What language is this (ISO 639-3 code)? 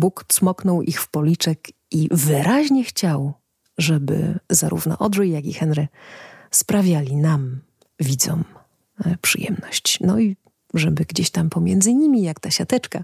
pol